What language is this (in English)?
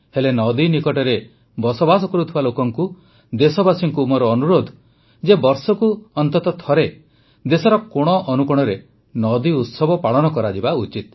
Odia